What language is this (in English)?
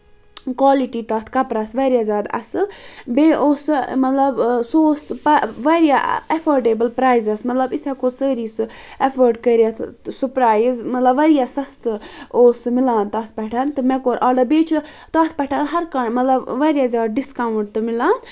Kashmiri